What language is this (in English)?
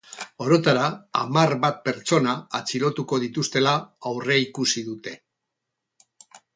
Basque